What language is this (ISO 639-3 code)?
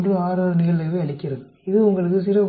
tam